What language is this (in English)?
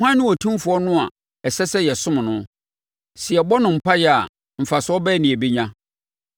Akan